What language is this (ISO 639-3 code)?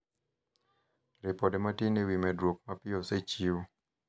luo